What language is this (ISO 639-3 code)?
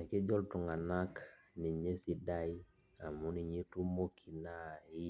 mas